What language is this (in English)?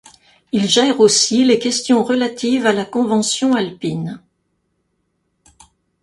French